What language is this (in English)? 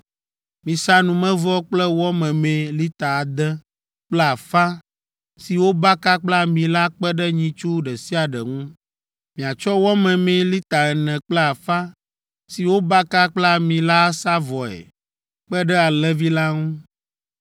Ewe